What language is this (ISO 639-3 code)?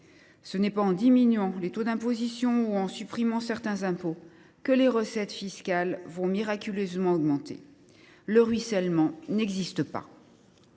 fra